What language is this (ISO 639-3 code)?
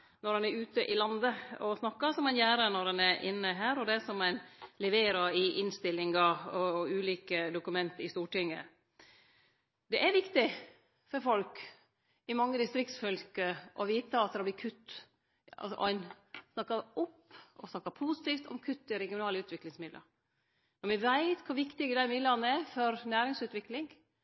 nno